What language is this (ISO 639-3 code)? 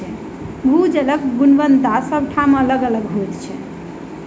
mai